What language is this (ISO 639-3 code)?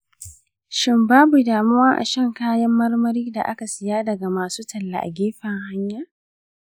hau